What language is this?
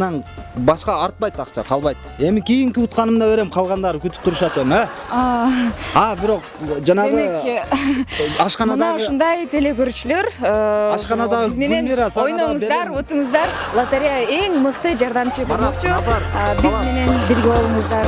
Turkish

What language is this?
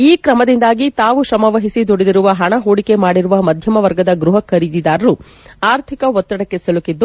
Kannada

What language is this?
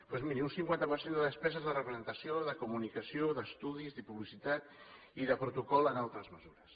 Catalan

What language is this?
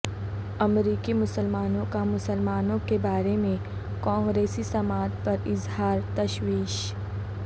Urdu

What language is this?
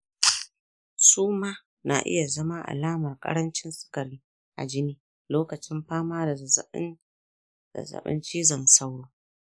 Hausa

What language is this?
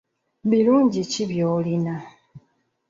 Ganda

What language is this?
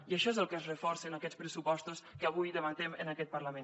Catalan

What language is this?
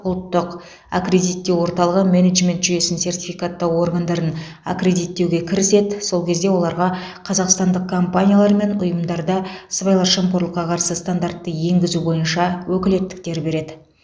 Kazakh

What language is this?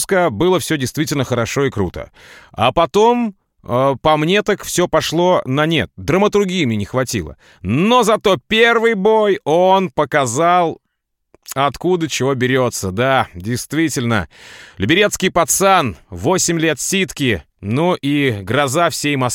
Russian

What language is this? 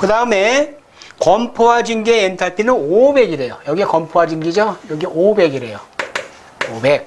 Korean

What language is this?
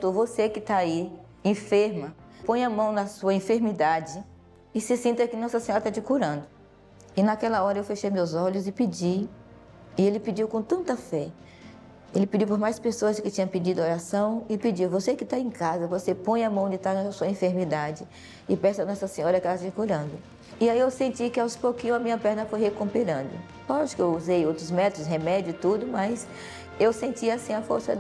Portuguese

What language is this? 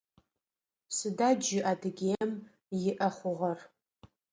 Adyghe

